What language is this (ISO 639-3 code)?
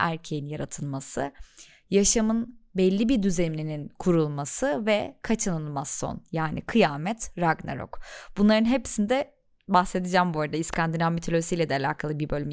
tur